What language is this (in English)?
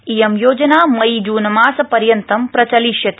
Sanskrit